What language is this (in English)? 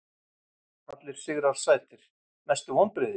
Icelandic